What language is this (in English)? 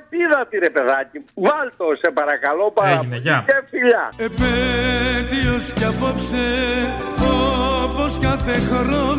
Greek